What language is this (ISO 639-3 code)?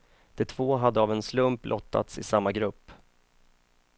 swe